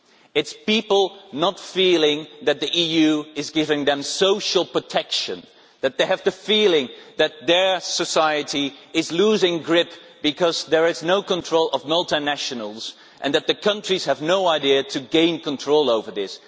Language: English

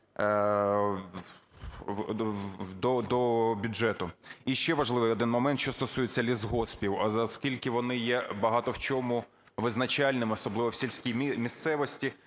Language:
Ukrainian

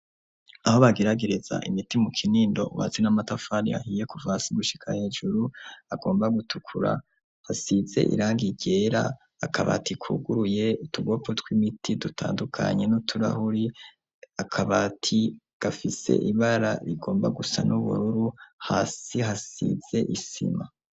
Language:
Rundi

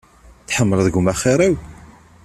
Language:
Kabyle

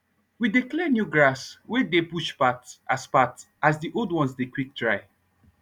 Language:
Nigerian Pidgin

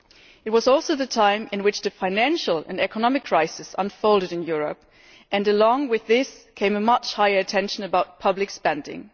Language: English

